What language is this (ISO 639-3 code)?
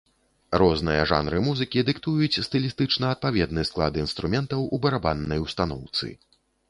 bel